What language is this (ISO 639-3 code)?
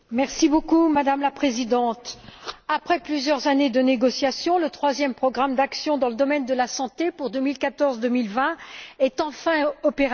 fra